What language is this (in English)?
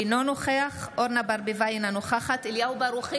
Hebrew